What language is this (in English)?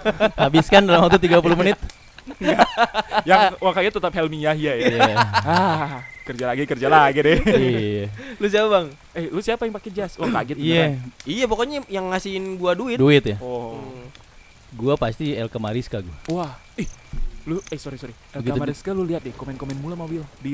Indonesian